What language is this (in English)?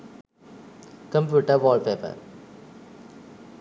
Sinhala